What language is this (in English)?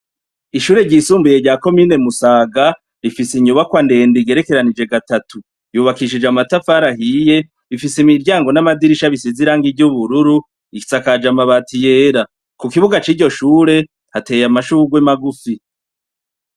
Rundi